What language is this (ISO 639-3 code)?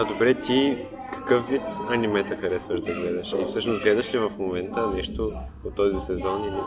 bul